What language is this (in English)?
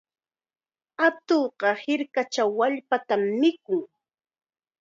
Chiquián Ancash Quechua